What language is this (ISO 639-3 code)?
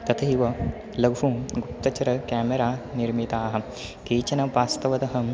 san